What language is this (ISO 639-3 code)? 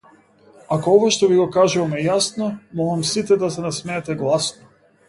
mkd